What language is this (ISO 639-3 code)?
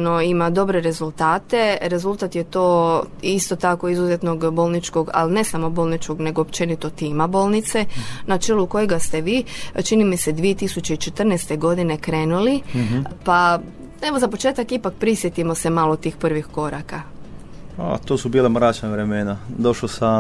hrv